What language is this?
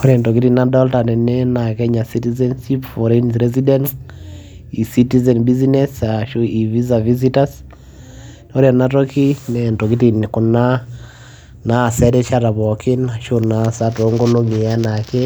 Masai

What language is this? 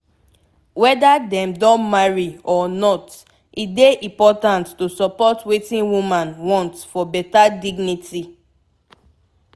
Nigerian Pidgin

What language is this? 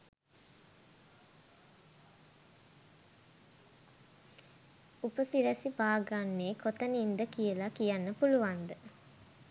Sinhala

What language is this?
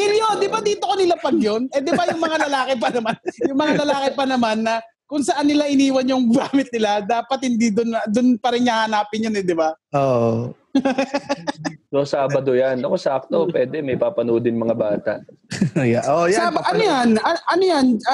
Filipino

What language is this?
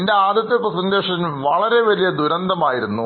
Malayalam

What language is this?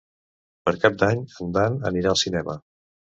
Catalan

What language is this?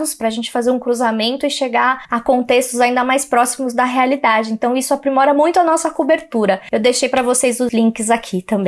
Portuguese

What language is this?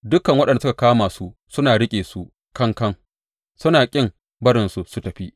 Hausa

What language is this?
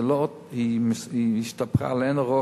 Hebrew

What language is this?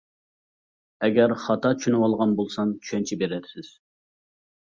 Uyghur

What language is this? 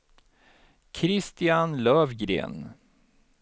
Swedish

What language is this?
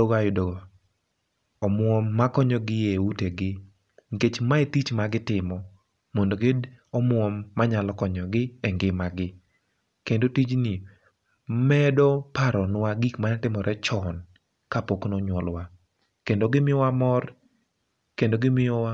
Luo (Kenya and Tanzania)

